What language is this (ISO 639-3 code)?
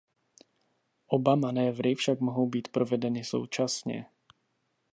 ces